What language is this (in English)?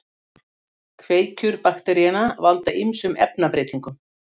Icelandic